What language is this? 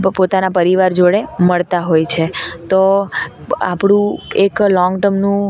Gujarati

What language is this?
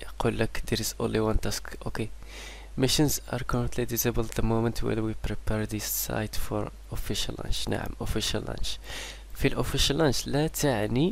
Arabic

